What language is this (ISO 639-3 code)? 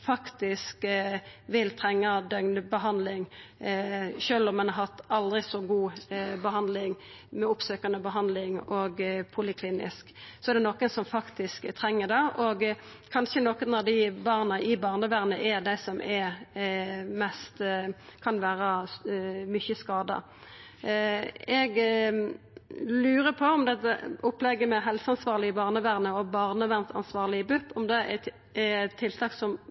nno